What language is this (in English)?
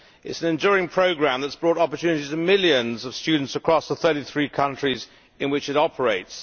English